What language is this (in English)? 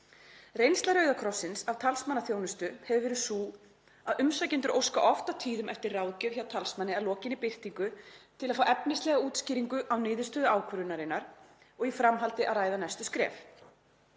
Icelandic